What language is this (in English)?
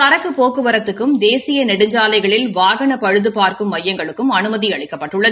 Tamil